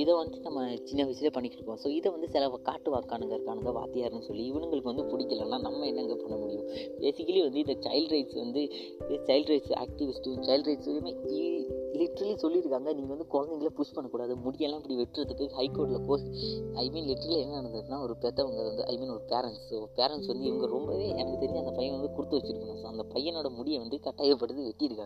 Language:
Malayalam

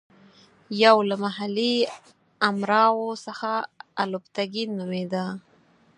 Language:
Pashto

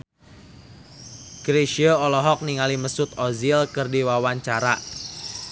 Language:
Sundanese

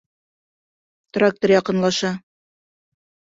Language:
Bashkir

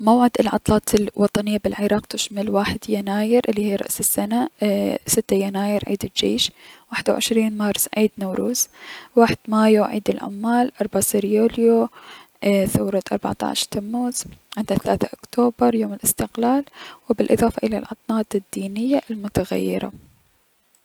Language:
Mesopotamian Arabic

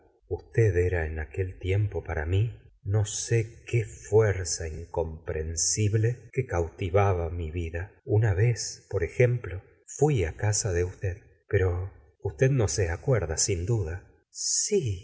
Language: Spanish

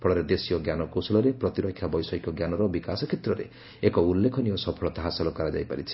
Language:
Odia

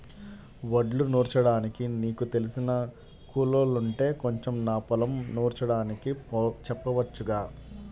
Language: Telugu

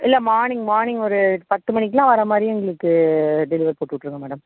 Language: Tamil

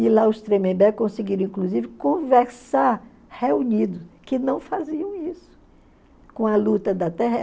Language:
Portuguese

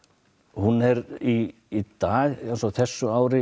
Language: Icelandic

